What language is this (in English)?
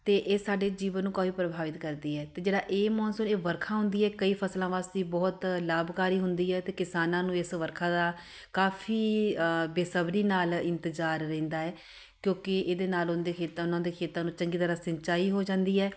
Punjabi